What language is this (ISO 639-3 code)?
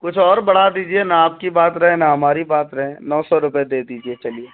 urd